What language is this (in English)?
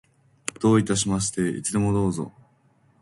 Japanese